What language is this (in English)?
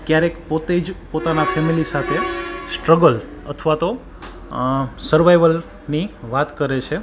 Gujarati